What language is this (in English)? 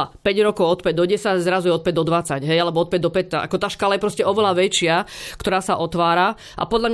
Slovak